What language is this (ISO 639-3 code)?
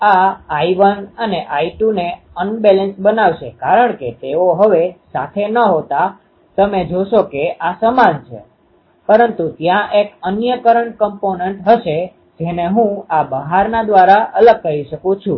guj